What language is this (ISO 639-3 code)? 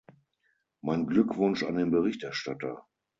deu